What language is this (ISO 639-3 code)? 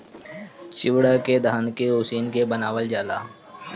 bho